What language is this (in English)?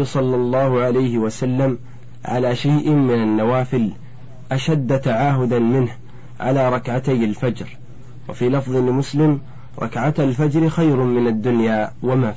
Arabic